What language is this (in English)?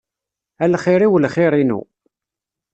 Kabyle